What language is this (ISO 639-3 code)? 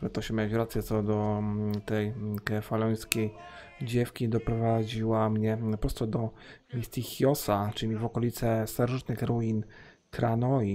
pol